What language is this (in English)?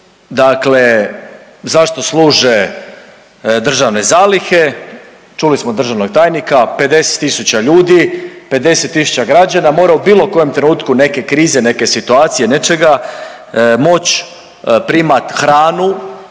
Croatian